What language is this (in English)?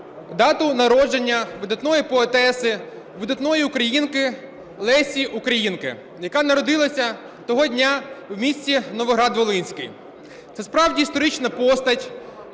Ukrainian